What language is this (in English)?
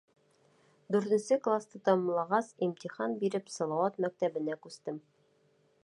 Bashkir